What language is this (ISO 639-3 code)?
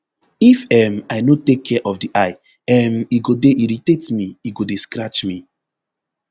pcm